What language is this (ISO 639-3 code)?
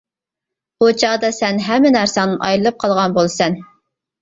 uig